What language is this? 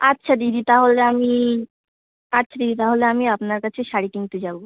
Bangla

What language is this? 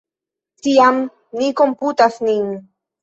Esperanto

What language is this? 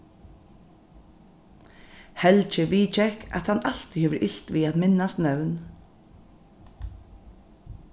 Faroese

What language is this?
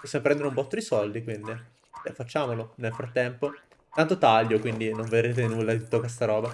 Italian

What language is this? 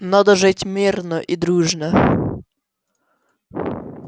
Russian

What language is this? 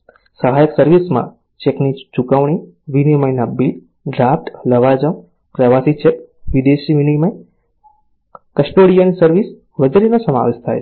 Gujarati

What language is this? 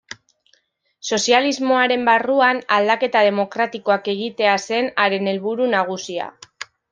Basque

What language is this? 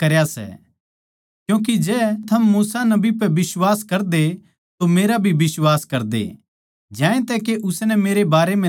Haryanvi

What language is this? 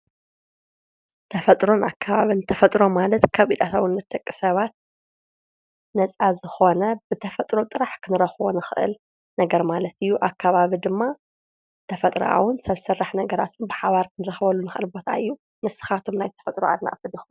Tigrinya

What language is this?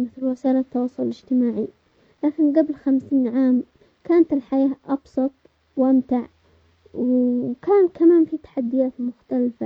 Omani Arabic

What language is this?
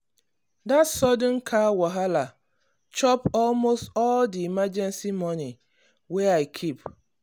Nigerian Pidgin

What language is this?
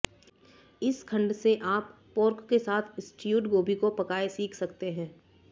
Hindi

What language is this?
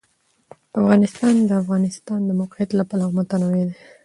Pashto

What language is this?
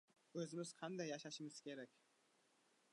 Uzbek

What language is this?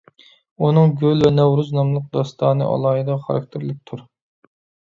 Uyghur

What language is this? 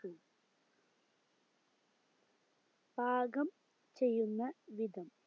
Malayalam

